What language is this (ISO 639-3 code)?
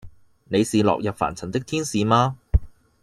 yue